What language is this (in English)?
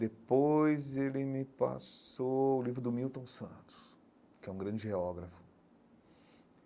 Portuguese